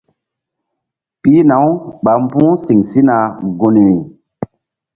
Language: Mbum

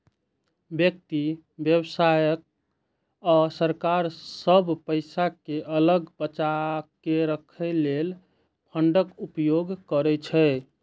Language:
Maithili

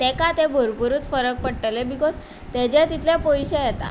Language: Konkani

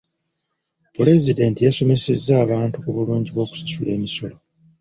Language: Ganda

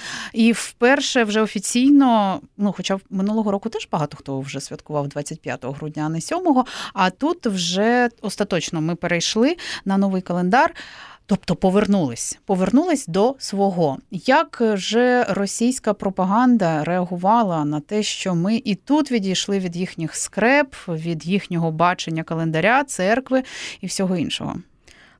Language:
Ukrainian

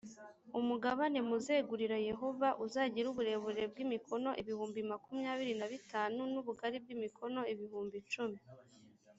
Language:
Kinyarwanda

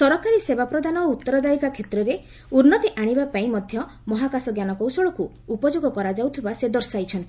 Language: Odia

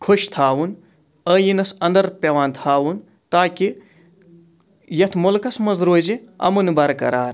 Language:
Kashmiri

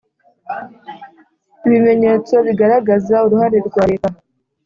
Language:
Kinyarwanda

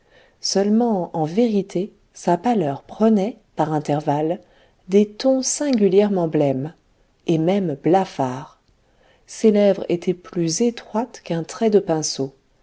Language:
French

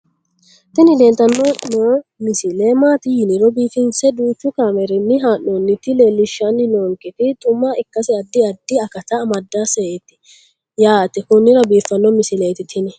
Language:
Sidamo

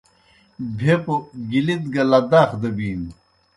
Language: Kohistani Shina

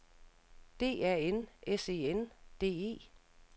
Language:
Danish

